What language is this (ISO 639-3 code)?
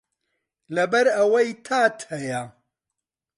ckb